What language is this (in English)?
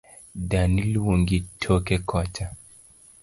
Luo (Kenya and Tanzania)